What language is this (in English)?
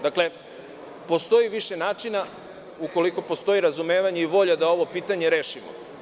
Serbian